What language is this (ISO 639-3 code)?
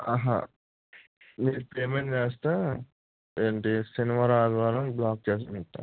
tel